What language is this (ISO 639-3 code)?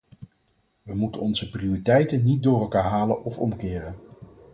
nld